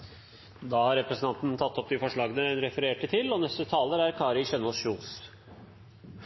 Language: Norwegian Bokmål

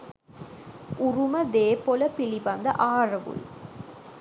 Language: Sinhala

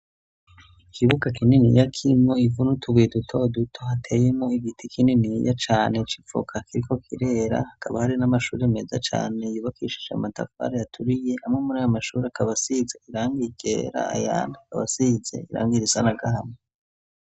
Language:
Rundi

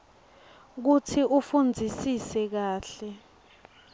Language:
Swati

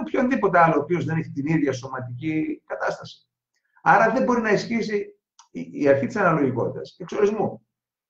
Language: Greek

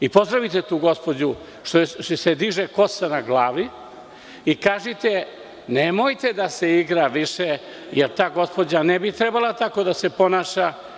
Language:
Serbian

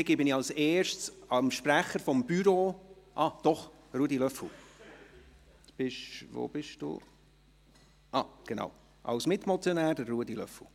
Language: Swiss German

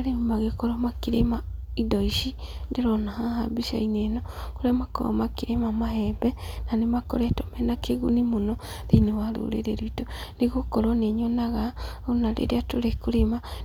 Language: Kikuyu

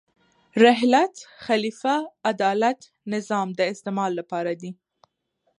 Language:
Pashto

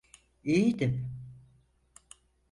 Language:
Turkish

